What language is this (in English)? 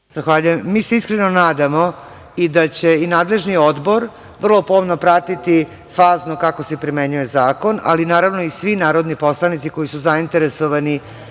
Serbian